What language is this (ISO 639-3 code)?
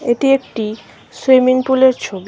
ben